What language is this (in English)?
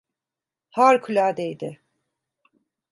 Turkish